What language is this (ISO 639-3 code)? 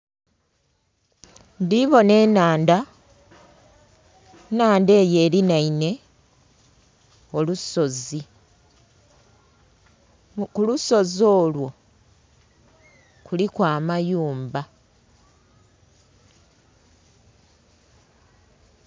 xog